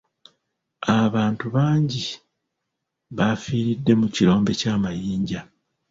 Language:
Ganda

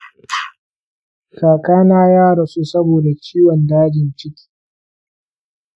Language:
Hausa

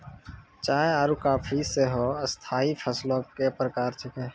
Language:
Maithili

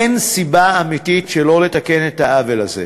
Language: Hebrew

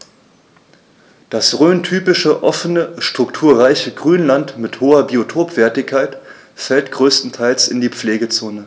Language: German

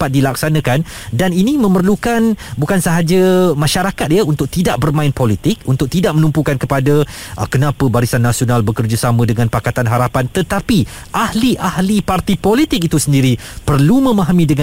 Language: Malay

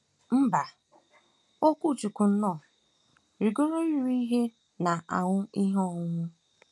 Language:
Igbo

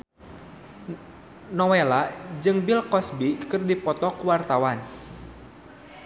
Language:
Sundanese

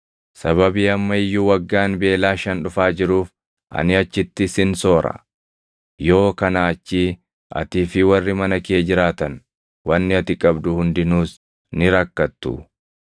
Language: Oromo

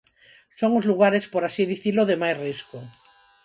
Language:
Galician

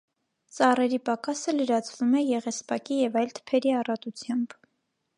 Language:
Armenian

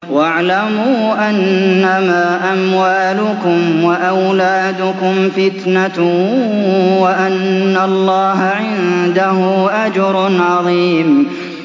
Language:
Arabic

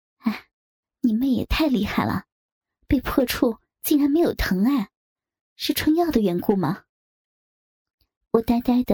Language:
Chinese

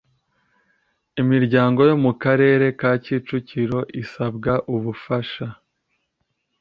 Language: Kinyarwanda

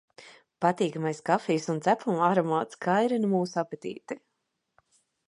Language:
Latvian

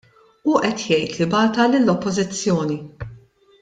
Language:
Maltese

